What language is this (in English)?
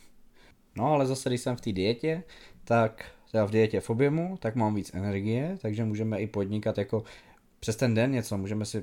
Czech